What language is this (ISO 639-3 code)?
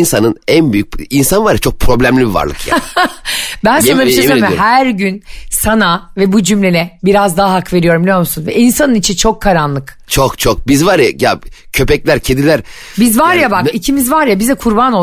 tur